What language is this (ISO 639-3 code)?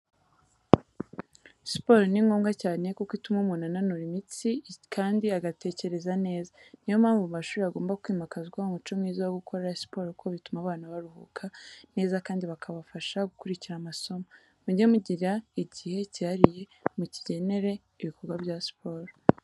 kin